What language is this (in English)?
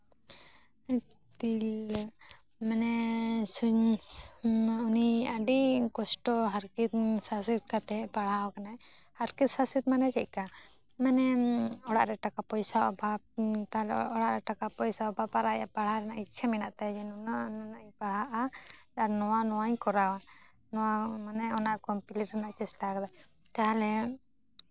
Santali